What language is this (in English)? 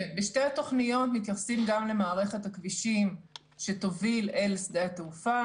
Hebrew